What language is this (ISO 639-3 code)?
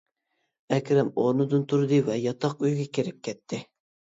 uig